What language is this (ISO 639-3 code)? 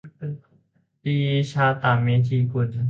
tha